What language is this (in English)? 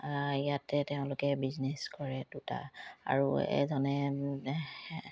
Assamese